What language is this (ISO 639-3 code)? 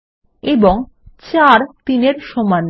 ben